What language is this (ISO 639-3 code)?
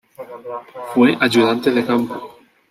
spa